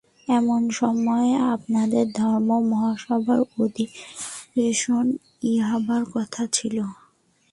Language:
Bangla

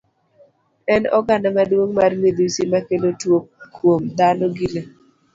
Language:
Luo (Kenya and Tanzania)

